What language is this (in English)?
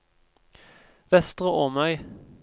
Norwegian